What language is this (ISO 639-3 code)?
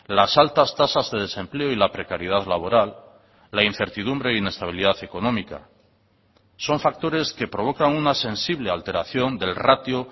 spa